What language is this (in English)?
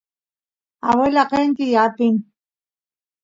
Santiago del Estero Quichua